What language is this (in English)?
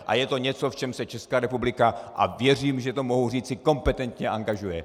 Czech